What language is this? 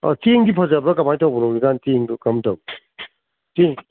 Manipuri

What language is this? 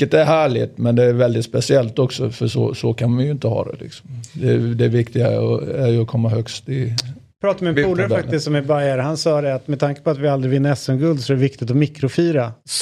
Swedish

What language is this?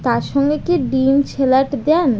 Bangla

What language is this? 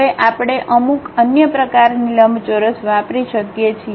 Gujarati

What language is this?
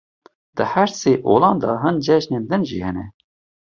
Kurdish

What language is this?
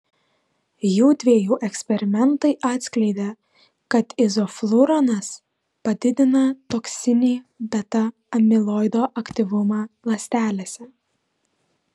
Lithuanian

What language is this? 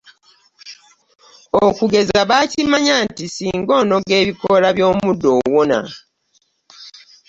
Ganda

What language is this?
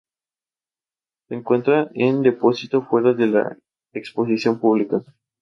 Spanish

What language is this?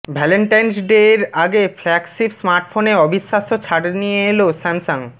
Bangla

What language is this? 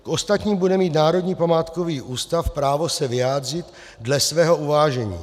Czech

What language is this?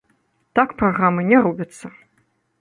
Belarusian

